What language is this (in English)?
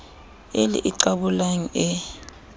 Southern Sotho